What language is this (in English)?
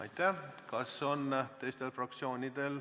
Estonian